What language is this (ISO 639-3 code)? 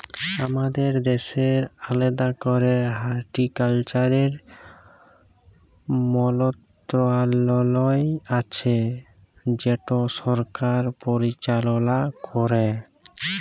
ben